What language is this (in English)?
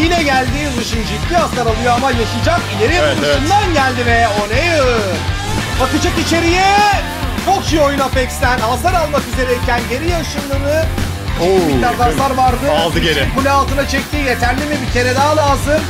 Turkish